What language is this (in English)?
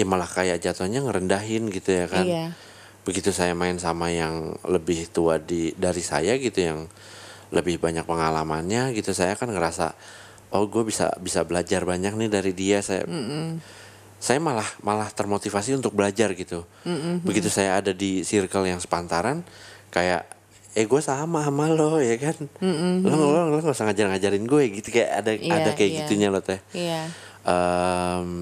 Indonesian